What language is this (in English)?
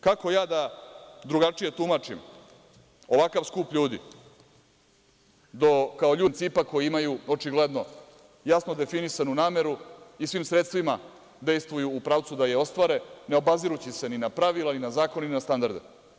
Serbian